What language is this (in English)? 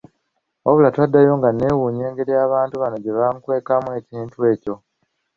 Ganda